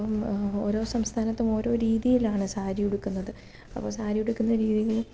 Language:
Malayalam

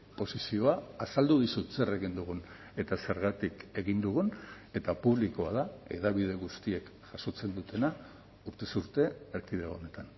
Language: Basque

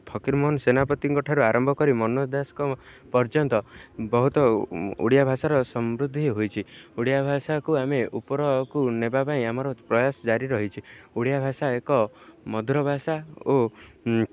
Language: Odia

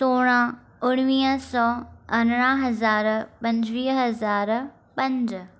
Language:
Sindhi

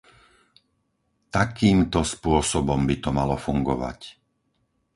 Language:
Slovak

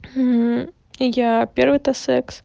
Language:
Russian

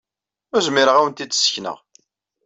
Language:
Kabyle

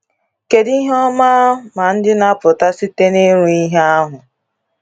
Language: Igbo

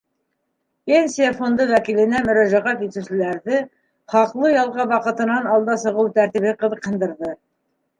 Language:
Bashkir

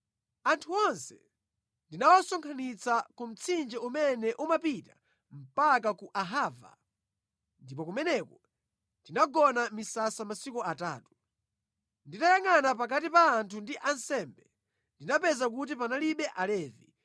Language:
Nyanja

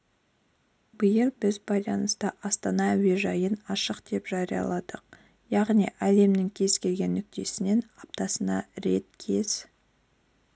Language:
Kazakh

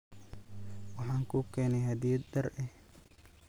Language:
Somali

